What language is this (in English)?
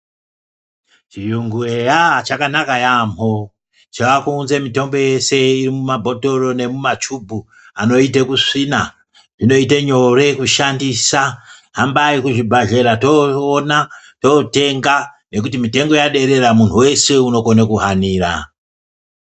Ndau